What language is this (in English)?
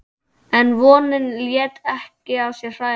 Icelandic